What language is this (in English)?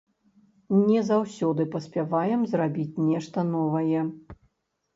Belarusian